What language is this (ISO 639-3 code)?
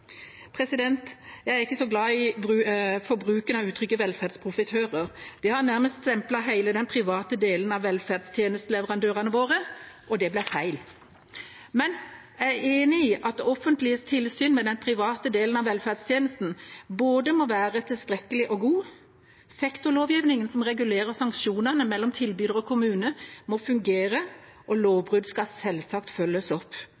nob